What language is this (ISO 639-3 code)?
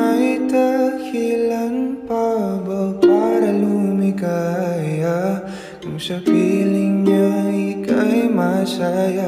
ind